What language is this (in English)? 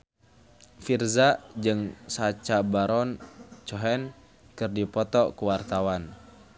Sundanese